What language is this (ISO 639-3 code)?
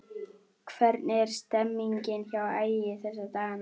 isl